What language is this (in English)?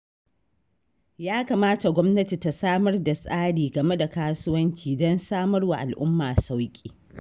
Hausa